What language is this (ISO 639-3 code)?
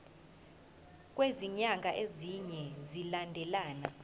zul